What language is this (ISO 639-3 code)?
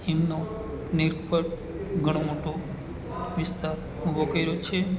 guj